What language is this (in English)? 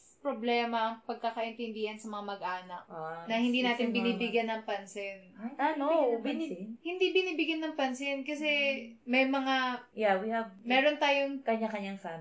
Filipino